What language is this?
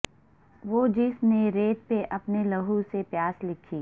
Urdu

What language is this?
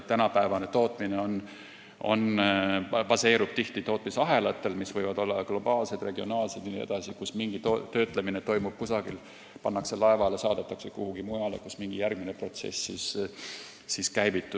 Estonian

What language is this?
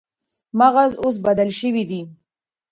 Pashto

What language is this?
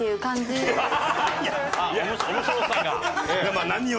Japanese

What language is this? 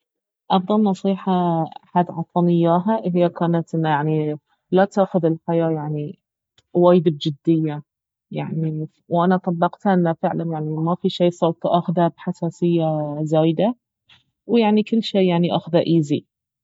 Baharna Arabic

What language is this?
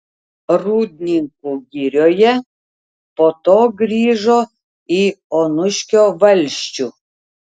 Lithuanian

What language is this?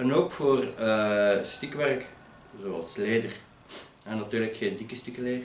Dutch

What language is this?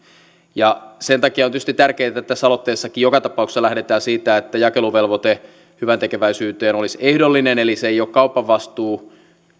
Finnish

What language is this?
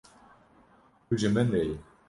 Kurdish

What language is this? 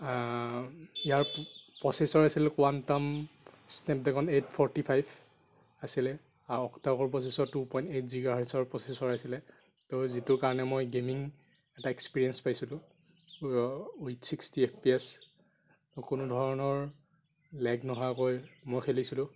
Assamese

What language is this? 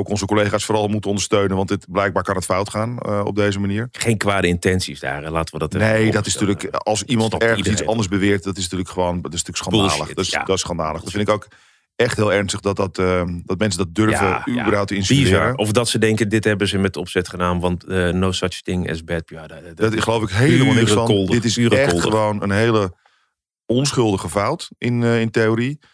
Dutch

